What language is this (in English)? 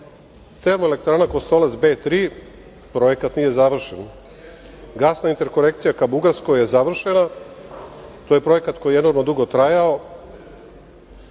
Serbian